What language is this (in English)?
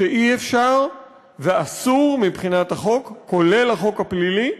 Hebrew